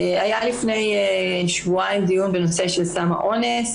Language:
Hebrew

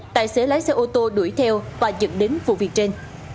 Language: Vietnamese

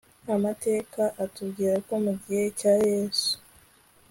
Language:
Kinyarwanda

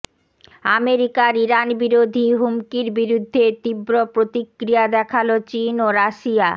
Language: Bangla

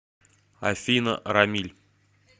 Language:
Russian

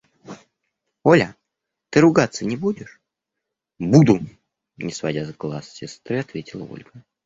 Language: Russian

